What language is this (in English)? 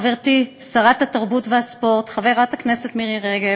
Hebrew